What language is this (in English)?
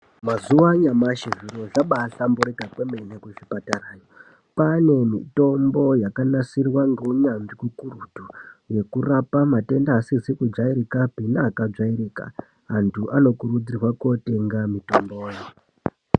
Ndau